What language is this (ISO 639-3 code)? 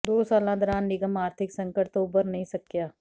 pan